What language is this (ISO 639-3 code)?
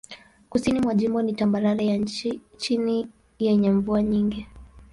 swa